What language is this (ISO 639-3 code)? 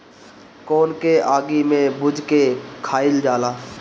bho